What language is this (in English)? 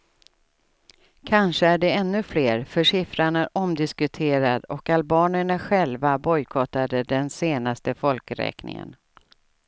Swedish